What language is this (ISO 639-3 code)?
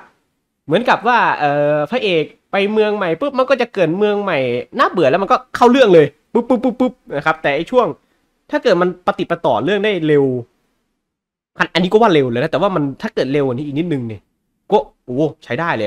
tha